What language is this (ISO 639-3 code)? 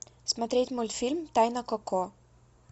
rus